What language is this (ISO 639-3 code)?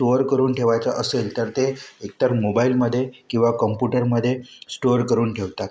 mar